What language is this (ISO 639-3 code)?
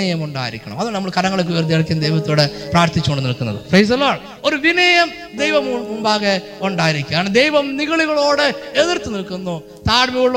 mal